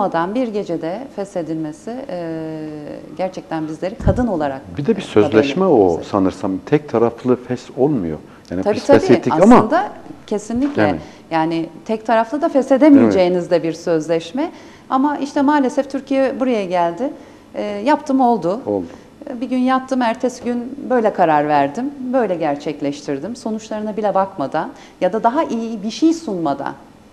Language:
Turkish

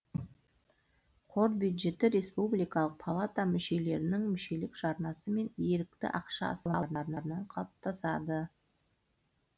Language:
Kazakh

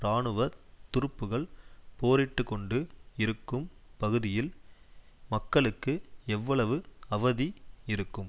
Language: Tamil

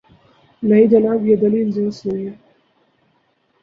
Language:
Urdu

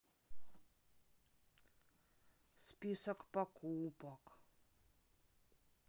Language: Russian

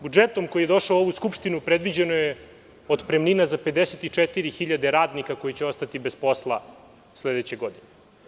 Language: Serbian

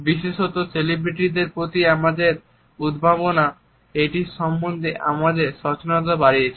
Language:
Bangla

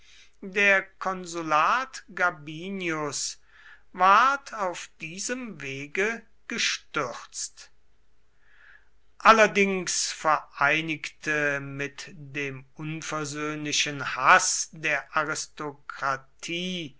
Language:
German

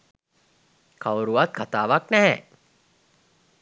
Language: Sinhala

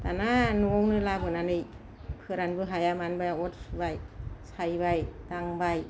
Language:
Bodo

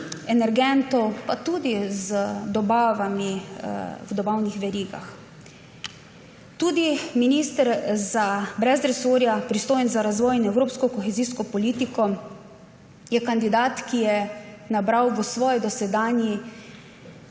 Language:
Slovenian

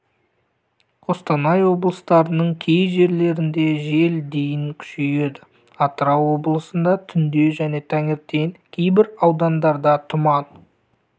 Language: Kazakh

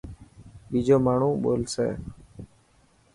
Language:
Dhatki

